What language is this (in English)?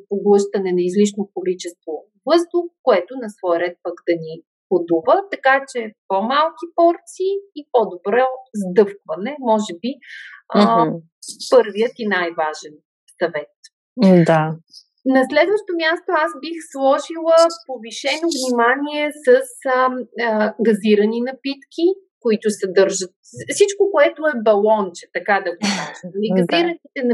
Bulgarian